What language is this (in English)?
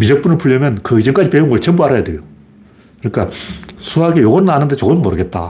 Korean